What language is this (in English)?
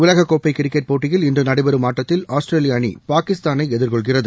Tamil